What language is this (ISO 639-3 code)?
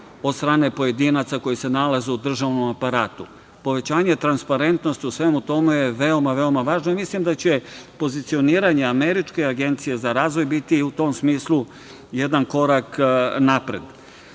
srp